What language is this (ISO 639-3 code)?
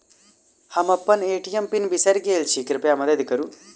mai